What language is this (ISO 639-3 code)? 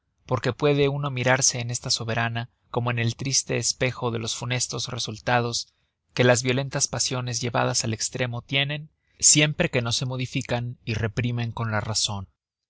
spa